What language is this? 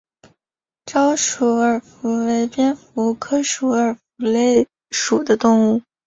Chinese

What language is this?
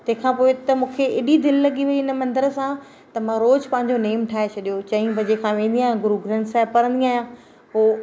Sindhi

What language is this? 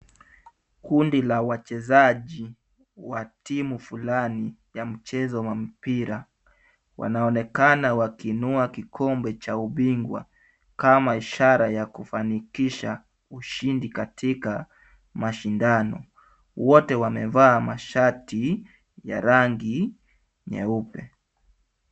Swahili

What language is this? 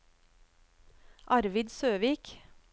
Norwegian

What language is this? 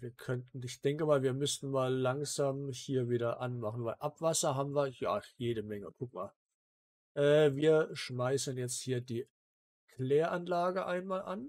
German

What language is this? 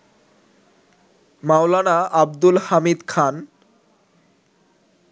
Bangla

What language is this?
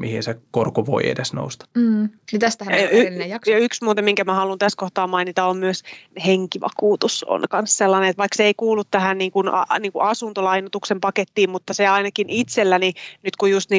Finnish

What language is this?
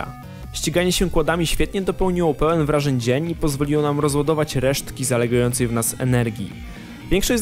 Polish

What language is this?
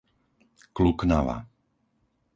Slovak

